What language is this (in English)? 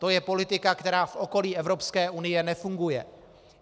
Czech